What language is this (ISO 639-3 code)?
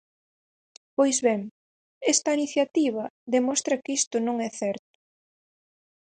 glg